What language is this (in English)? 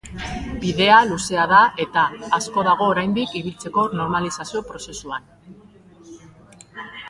Basque